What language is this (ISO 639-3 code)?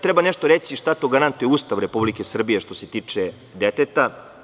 srp